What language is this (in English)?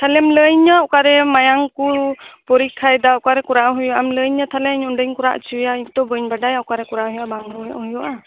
Santali